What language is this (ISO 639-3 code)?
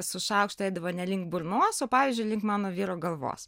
lit